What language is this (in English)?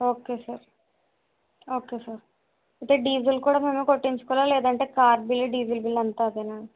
Telugu